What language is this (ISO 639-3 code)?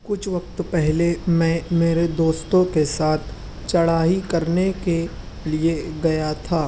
urd